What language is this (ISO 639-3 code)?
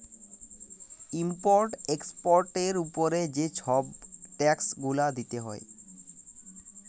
ben